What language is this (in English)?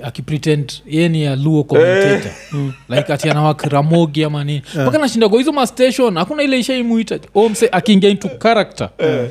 Swahili